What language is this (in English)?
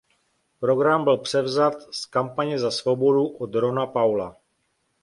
Czech